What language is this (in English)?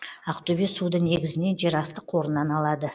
Kazakh